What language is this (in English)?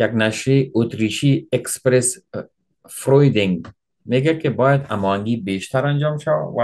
Persian